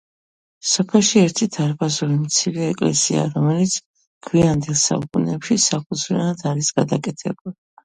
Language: Georgian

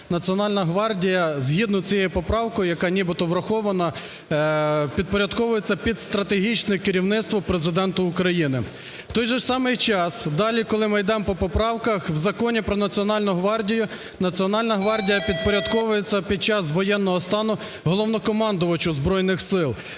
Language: Ukrainian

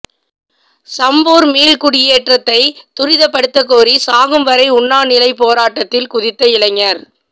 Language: Tamil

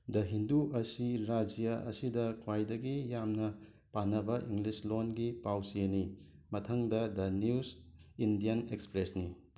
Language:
Manipuri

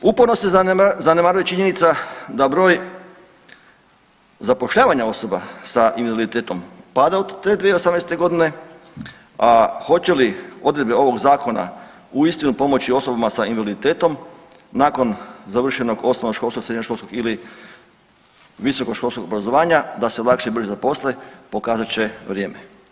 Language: Croatian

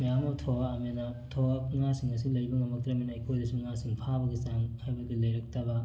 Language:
Manipuri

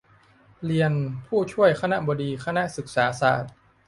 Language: Thai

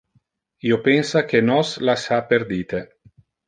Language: Interlingua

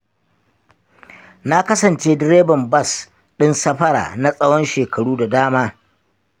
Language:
Hausa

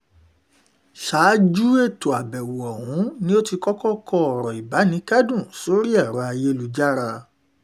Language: Yoruba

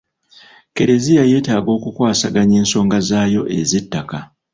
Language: Ganda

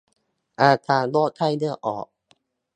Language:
Thai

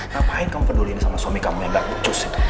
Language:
Indonesian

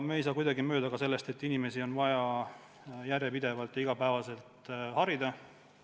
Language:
Estonian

